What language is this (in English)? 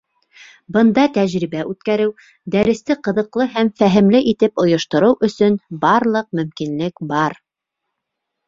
Bashkir